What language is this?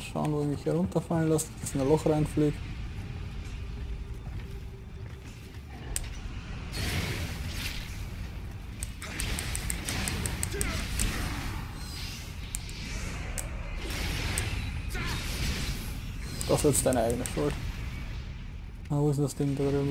German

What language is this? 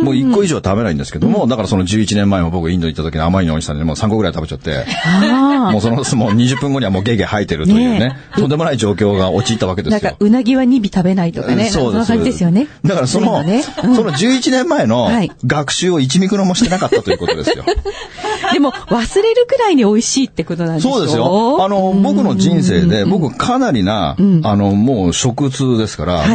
Japanese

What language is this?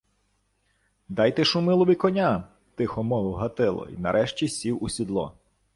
Ukrainian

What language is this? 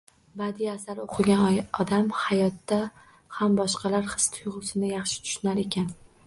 Uzbek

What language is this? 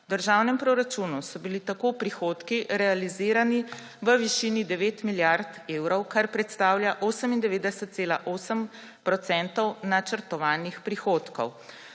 Slovenian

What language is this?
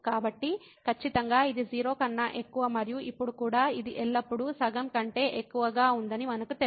Telugu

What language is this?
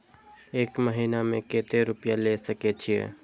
Maithili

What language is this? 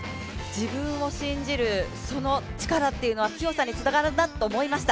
Japanese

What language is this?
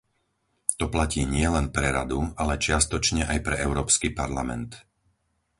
Slovak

